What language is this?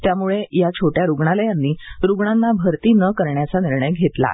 Marathi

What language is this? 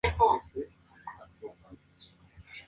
Spanish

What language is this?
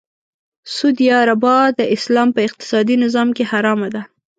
Pashto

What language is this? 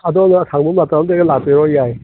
Manipuri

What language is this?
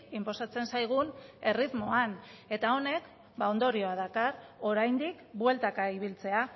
Basque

